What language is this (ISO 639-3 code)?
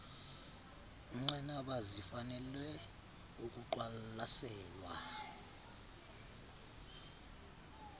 xho